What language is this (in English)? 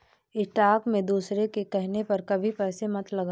Hindi